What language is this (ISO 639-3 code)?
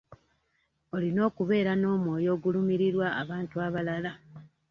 lug